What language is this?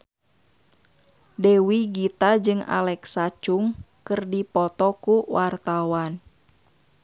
Sundanese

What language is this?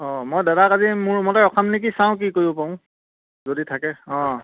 Assamese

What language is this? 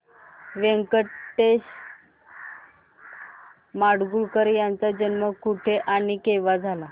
Marathi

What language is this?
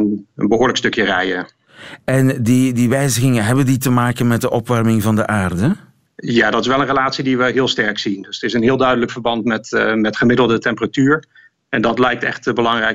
Dutch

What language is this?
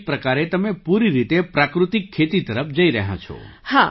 Gujarati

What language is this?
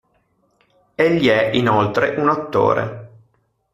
Italian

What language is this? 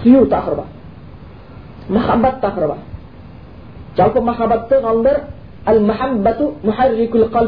Bulgarian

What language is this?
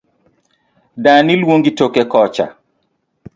Luo (Kenya and Tanzania)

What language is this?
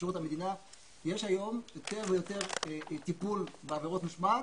Hebrew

